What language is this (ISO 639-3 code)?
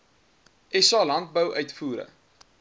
afr